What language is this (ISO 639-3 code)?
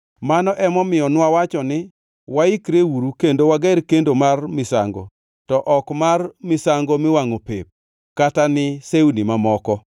luo